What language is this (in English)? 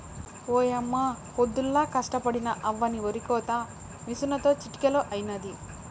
Telugu